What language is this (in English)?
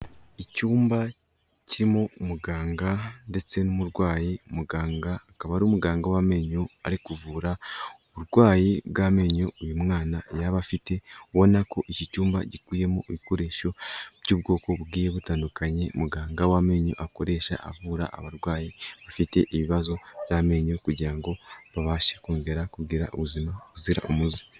Kinyarwanda